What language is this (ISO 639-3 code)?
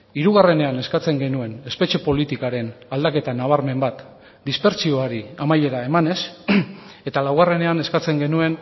eus